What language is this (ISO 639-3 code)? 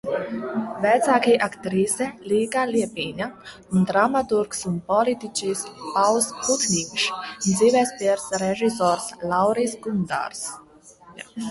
lav